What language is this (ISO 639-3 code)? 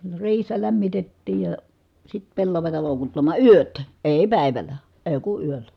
fin